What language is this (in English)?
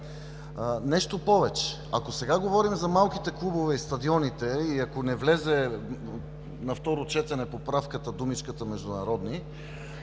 Bulgarian